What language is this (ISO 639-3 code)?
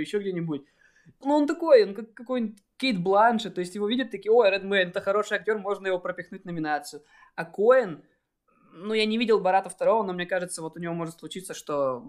rus